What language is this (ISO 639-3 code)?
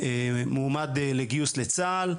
heb